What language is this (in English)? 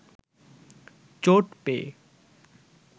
Bangla